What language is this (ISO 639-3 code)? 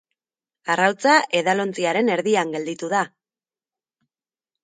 eus